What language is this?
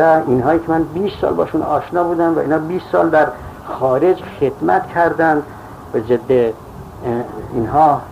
Persian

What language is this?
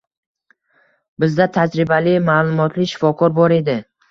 Uzbek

